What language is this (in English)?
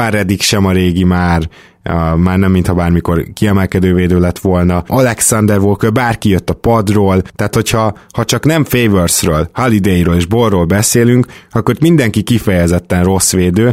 Hungarian